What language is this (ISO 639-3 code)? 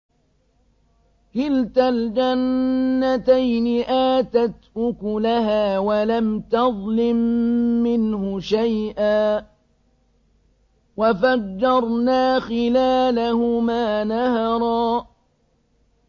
ara